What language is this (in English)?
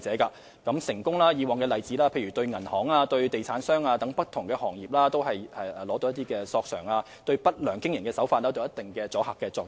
Cantonese